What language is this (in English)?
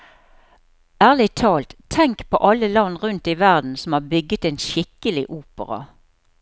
Norwegian